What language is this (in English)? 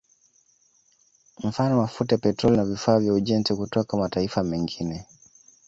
Swahili